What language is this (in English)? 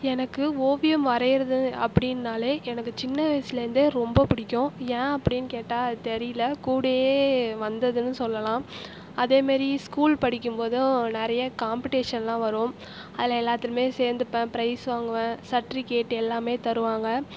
Tamil